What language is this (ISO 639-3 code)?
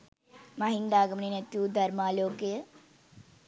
sin